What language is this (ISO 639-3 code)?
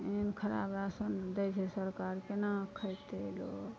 mai